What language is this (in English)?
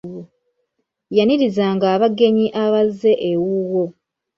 Ganda